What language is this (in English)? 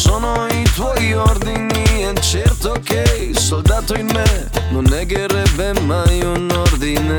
Croatian